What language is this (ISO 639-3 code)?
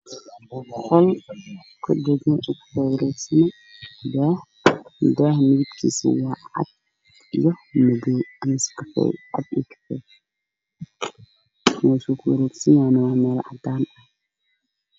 som